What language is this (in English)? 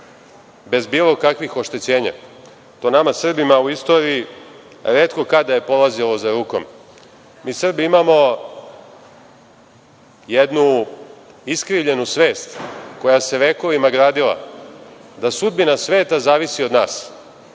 Serbian